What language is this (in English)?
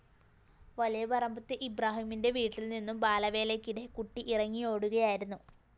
Malayalam